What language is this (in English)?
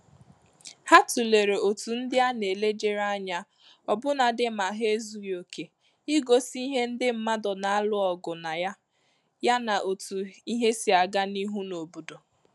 Igbo